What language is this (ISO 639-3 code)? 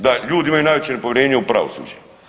hrv